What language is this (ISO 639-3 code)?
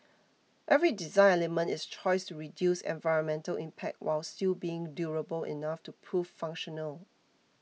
eng